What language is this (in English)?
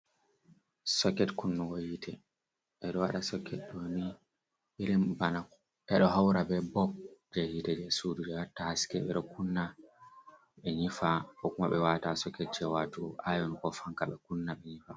Fula